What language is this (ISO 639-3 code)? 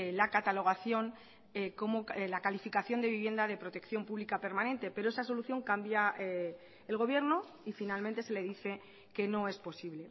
spa